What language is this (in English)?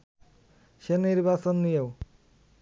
Bangla